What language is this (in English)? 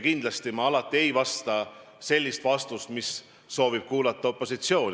Estonian